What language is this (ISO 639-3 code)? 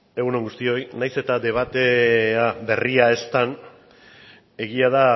eus